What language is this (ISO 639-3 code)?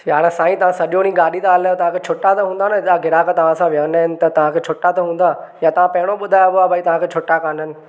snd